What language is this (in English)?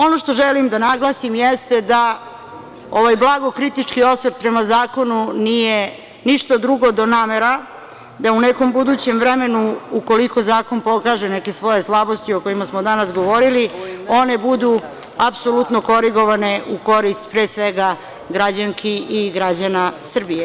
Serbian